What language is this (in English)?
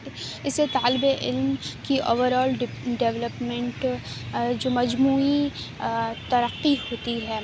Urdu